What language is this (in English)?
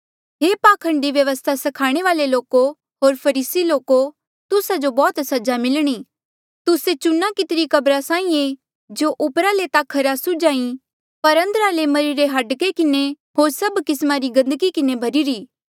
Mandeali